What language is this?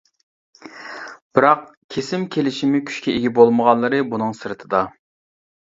Uyghur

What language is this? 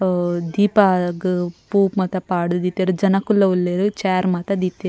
Tulu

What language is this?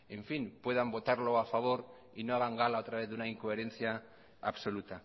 Spanish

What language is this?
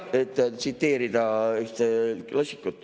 Estonian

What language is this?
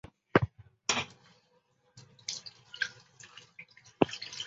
Chinese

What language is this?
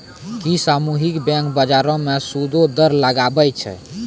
Maithili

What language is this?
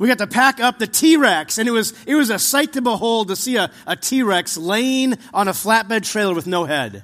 English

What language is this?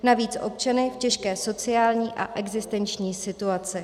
Czech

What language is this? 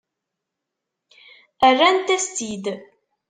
Kabyle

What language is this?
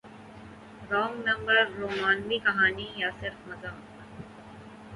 Urdu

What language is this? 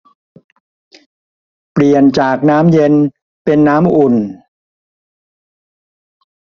Thai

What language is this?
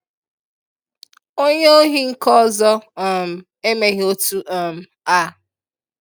Igbo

